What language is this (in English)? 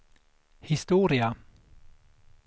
Swedish